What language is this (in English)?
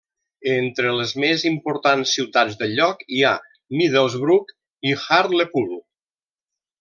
Catalan